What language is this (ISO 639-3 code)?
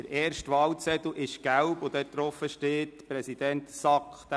gsw